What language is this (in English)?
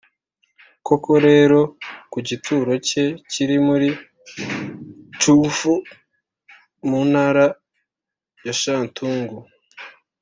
Kinyarwanda